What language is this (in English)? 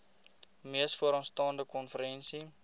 Afrikaans